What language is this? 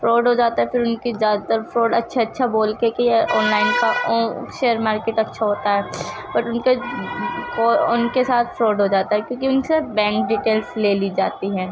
Urdu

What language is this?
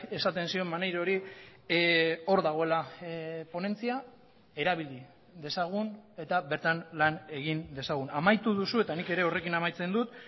Basque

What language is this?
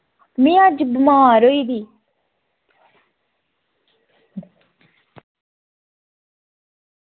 Dogri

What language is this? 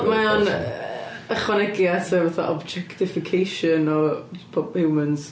Welsh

